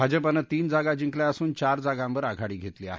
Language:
Marathi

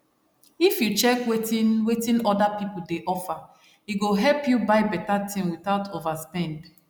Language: Nigerian Pidgin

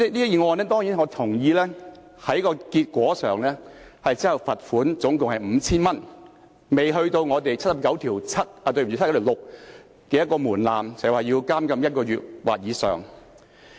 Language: Cantonese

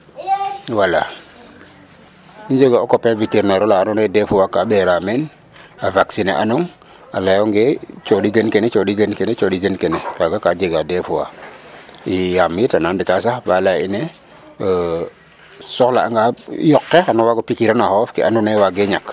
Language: Serer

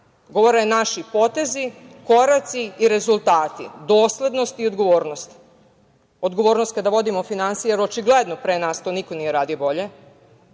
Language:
Serbian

